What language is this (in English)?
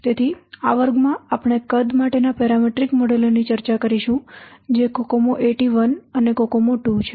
Gujarati